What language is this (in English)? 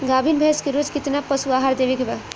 Bhojpuri